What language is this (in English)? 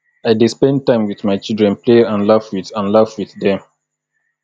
Nigerian Pidgin